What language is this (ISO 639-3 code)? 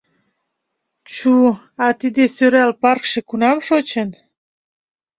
chm